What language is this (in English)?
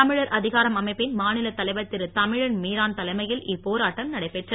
Tamil